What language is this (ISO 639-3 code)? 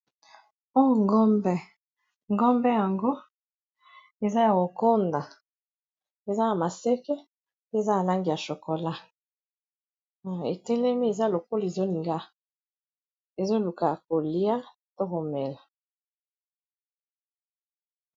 lin